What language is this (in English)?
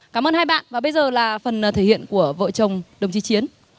Vietnamese